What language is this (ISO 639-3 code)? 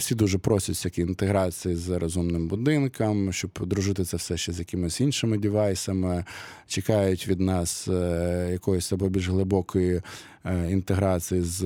ukr